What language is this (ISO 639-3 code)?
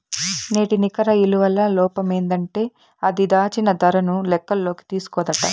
tel